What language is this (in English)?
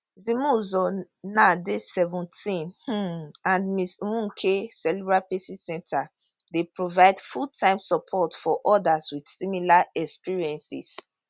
Nigerian Pidgin